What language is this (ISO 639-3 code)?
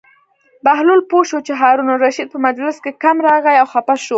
pus